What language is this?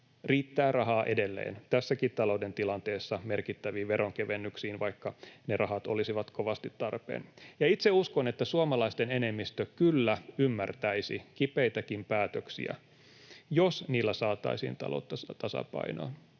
Finnish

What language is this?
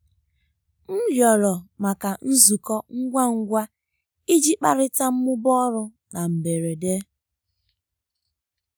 Igbo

